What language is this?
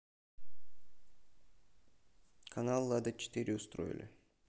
Russian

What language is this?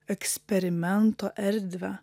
Lithuanian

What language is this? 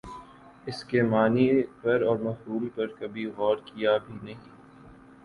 Urdu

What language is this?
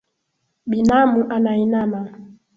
Swahili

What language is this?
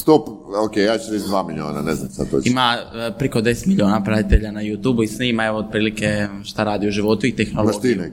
Croatian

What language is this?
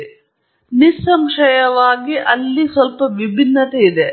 Kannada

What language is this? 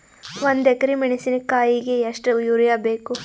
Kannada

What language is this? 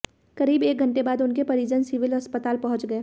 Hindi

